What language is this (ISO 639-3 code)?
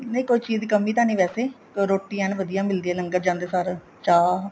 pan